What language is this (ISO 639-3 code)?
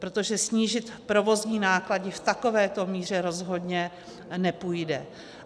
ces